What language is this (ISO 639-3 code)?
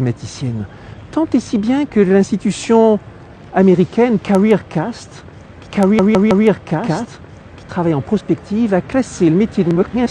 fra